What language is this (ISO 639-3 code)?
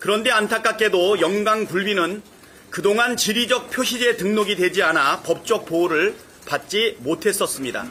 kor